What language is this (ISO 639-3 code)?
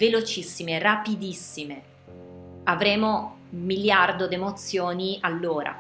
ita